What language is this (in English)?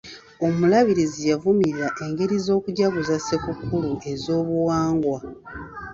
Ganda